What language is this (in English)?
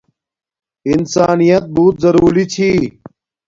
Domaaki